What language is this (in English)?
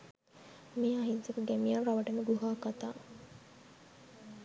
Sinhala